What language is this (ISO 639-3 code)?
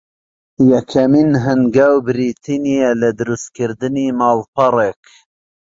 ckb